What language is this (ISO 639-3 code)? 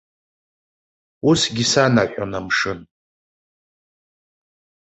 abk